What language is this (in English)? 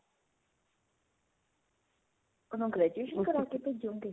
Punjabi